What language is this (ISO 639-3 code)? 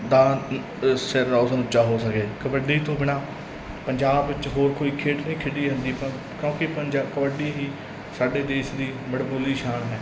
pan